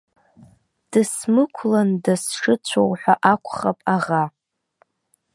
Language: Abkhazian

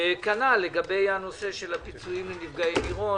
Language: Hebrew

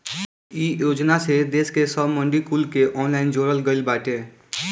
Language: Bhojpuri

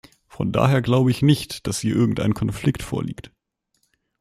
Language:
German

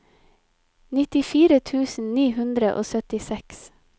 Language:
Norwegian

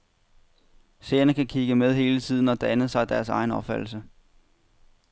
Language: Danish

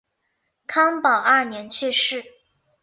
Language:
Chinese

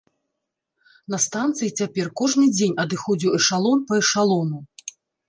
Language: Belarusian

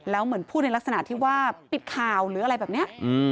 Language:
Thai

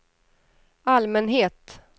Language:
Swedish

